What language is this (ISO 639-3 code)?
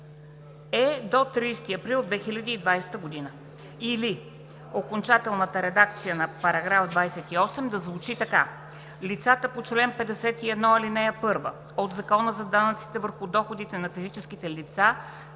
bul